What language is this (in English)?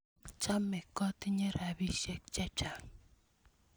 Kalenjin